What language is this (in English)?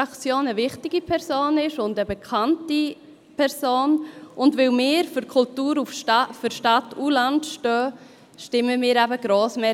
Swiss German